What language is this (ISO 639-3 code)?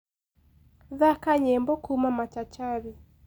kik